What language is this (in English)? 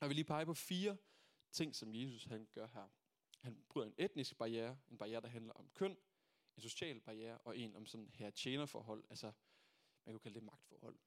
Danish